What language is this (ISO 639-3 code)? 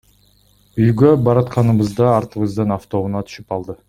kir